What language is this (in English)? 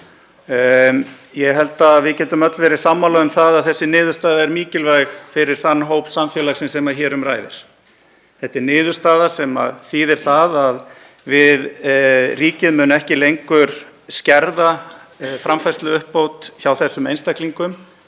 Icelandic